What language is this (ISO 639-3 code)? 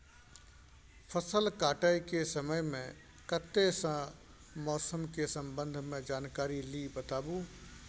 mai